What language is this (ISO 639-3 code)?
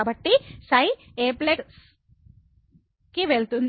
tel